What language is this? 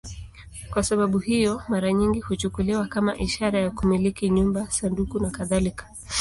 Swahili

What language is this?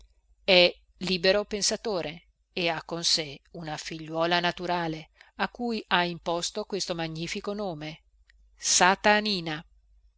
Italian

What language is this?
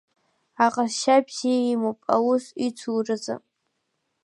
Abkhazian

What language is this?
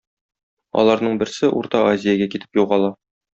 Tatar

